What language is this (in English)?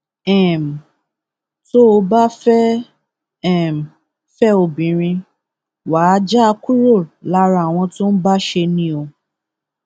Yoruba